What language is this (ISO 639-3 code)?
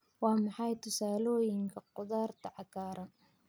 som